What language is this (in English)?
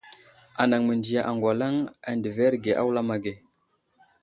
Wuzlam